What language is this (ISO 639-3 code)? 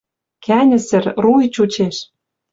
mrj